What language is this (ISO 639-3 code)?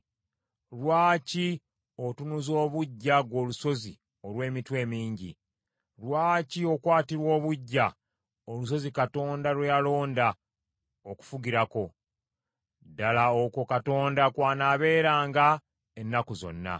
lug